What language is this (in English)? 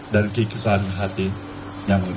Indonesian